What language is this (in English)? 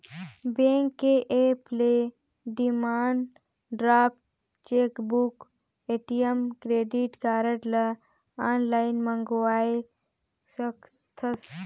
Chhattisgarhi